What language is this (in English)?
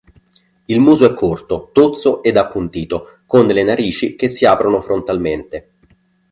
Italian